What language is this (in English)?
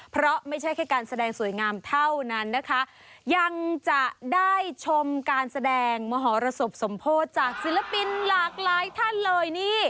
Thai